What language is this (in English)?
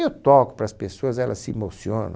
Portuguese